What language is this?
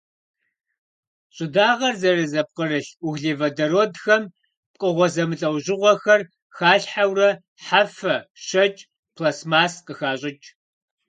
Kabardian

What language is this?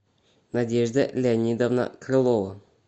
Russian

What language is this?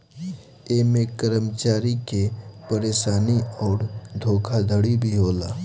Bhojpuri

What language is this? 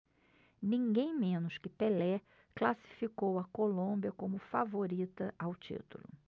Portuguese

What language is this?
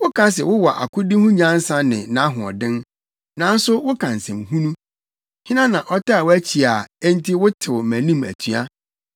Akan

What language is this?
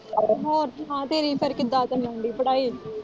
Punjabi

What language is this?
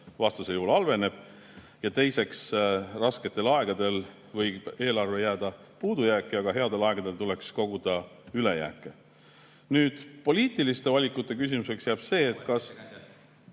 Estonian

